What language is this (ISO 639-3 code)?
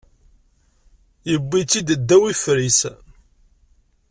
kab